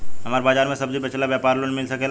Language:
Bhojpuri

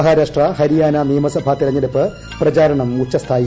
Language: Malayalam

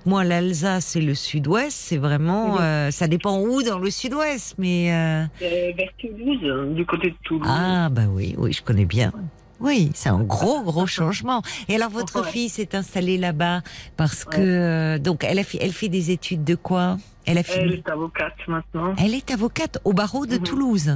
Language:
French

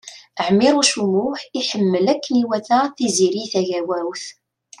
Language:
Kabyle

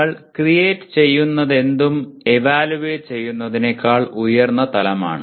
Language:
Malayalam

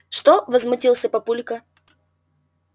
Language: Russian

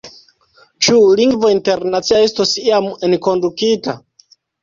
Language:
Esperanto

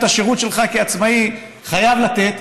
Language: Hebrew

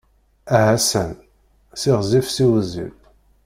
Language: Kabyle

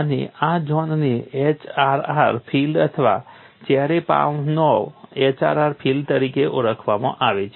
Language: Gujarati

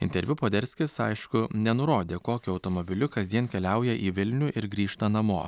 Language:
Lithuanian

